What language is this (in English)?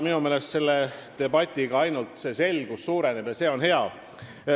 Estonian